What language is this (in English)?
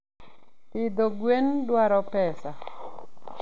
Luo (Kenya and Tanzania)